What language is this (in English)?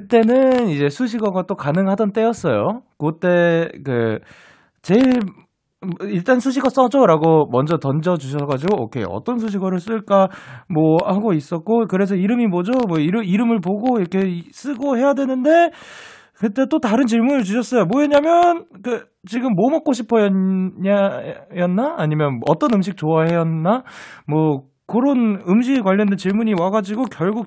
Korean